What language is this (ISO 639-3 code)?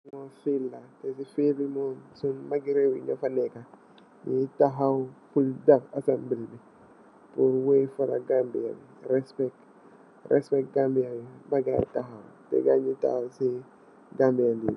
wol